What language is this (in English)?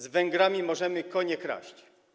Polish